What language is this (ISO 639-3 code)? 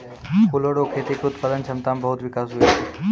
mai